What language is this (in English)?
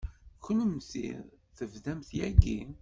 Kabyle